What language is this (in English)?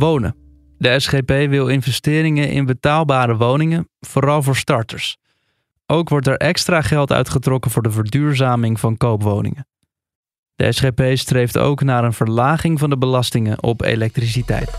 Dutch